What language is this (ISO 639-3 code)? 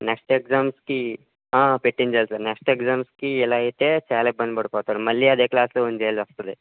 tel